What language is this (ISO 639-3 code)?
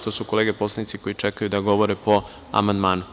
srp